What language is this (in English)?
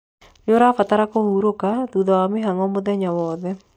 Kikuyu